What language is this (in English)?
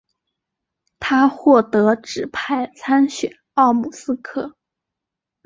Chinese